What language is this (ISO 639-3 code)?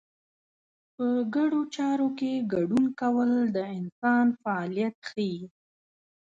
pus